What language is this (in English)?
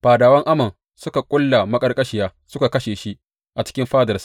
Hausa